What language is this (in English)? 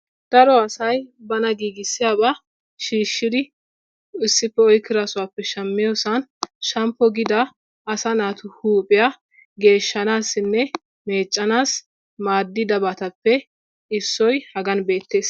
Wolaytta